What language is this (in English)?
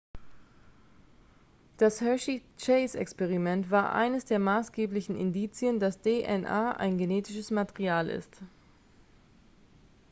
German